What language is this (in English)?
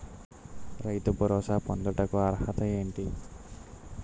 Telugu